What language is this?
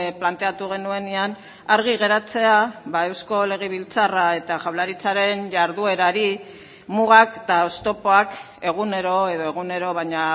Basque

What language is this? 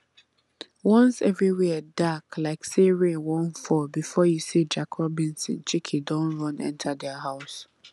Nigerian Pidgin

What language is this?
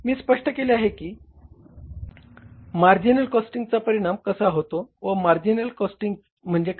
Marathi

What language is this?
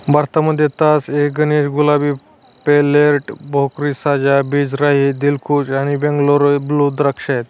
Marathi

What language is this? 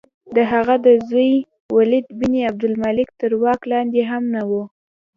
Pashto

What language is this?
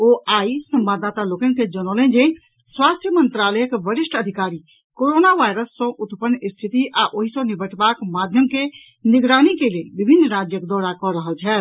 Maithili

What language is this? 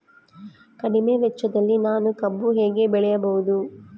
Kannada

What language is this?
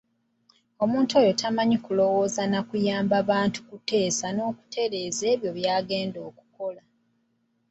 Ganda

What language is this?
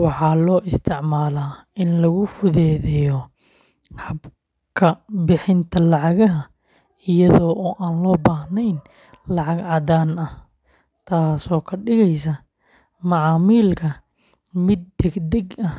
Somali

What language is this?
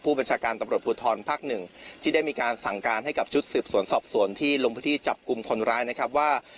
Thai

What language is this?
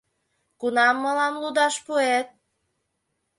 Mari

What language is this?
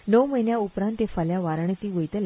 Konkani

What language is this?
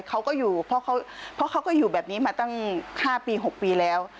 Thai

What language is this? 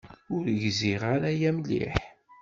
Kabyle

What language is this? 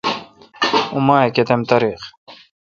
Kalkoti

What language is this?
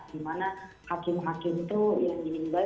Indonesian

